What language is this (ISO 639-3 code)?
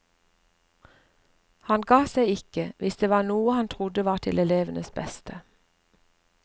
nor